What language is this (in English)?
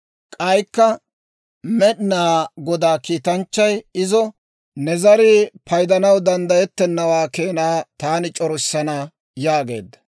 Dawro